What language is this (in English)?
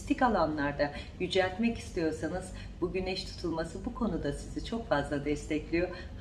Turkish